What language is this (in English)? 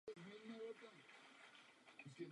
Czech